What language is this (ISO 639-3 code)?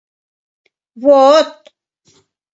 chm